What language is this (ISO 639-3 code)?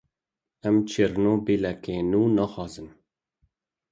kur